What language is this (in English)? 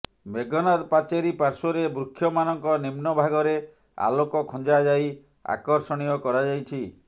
Odia